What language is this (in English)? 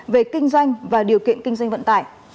Vietnamese